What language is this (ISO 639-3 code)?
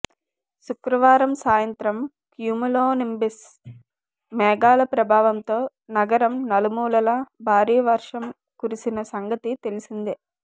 tel